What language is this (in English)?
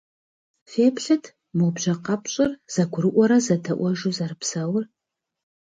Kabardian